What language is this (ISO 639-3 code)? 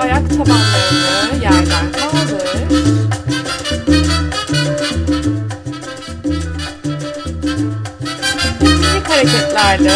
tur